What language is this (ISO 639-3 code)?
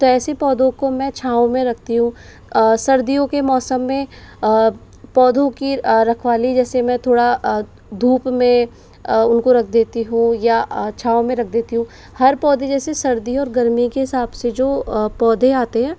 hin